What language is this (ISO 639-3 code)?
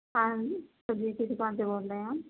urd